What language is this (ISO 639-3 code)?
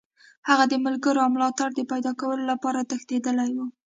pus